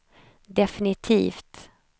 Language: Swedish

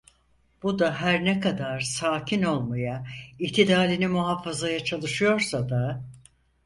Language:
Turkish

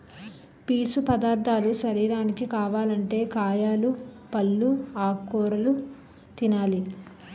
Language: Telugu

